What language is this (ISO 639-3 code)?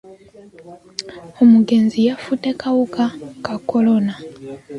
lug